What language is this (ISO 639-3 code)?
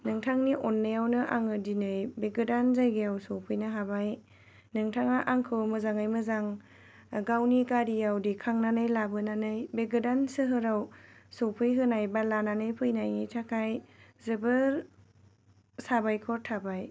brx